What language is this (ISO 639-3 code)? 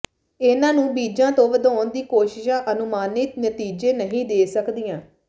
pan